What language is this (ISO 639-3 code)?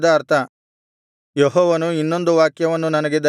kan